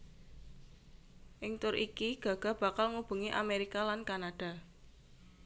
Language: Javanese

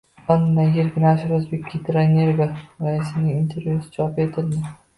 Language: Uzbek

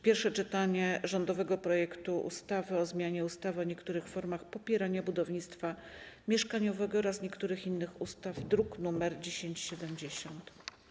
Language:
Polish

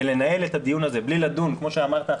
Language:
Hebrew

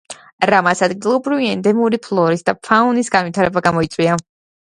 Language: Georgian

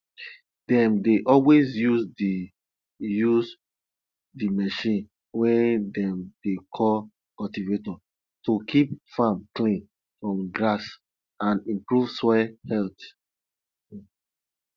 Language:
Nigerian Pidgin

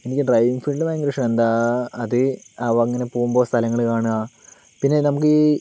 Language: Malayalam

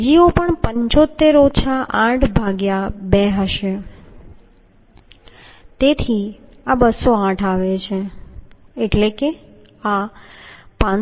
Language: Gujarati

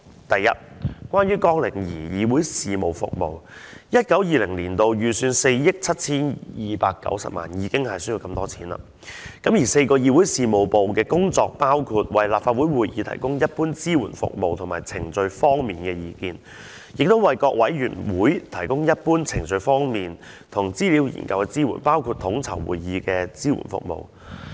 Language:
Cantonese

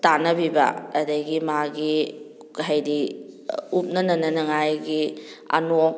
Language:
Manipuri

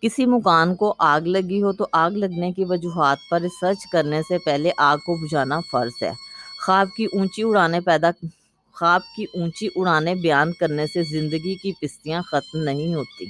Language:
Urdu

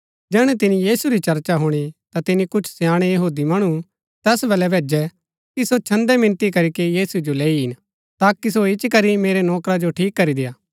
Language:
Gaddi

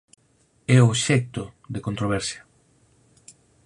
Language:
Galician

